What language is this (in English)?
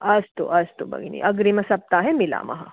Sanskrit